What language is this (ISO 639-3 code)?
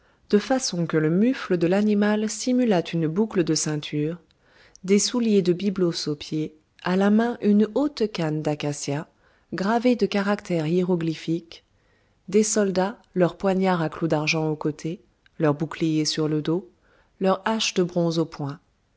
fra